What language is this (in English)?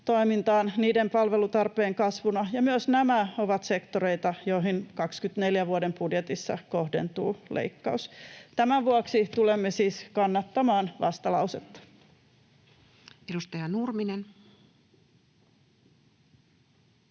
Finnish